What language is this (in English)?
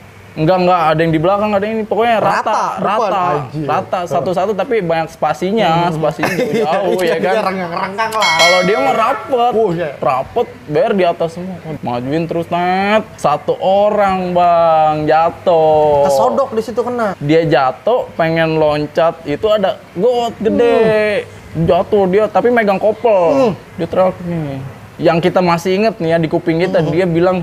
Indonesian